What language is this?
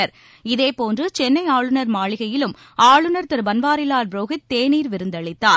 Tamil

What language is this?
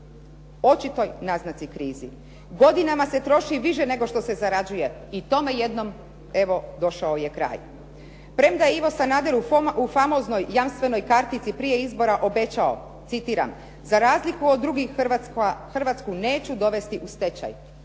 Croatian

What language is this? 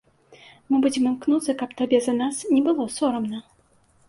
Belarusian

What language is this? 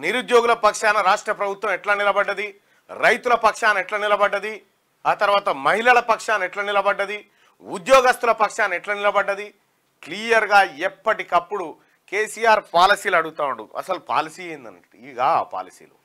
Telugu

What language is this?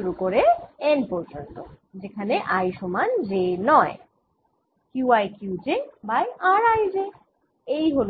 Bangla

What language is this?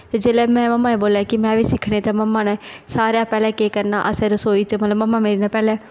Dogri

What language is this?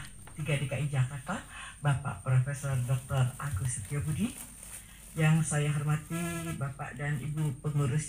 Indonesian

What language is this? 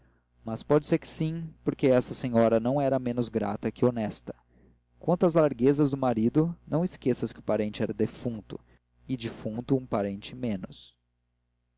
Portuguese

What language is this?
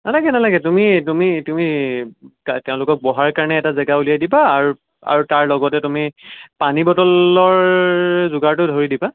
Assamese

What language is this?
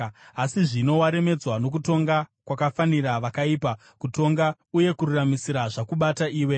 Shona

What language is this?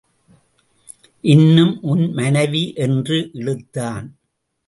Tamil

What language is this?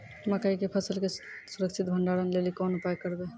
Maithili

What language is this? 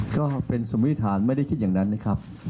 Thai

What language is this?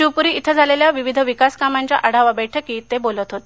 Marathi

